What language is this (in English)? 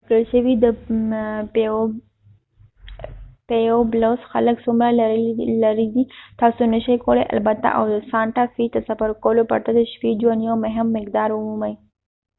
Pashto